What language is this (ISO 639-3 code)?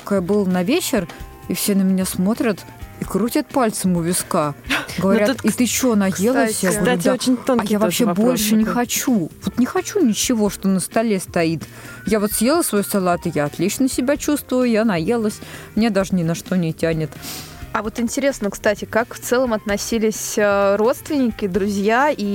rus